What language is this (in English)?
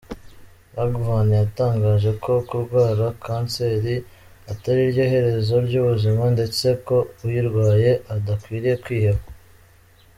Kinyarwanda